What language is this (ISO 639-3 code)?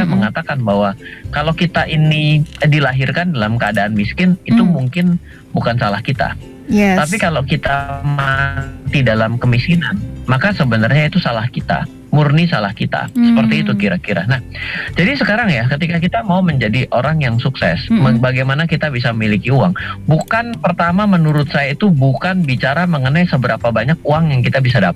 ind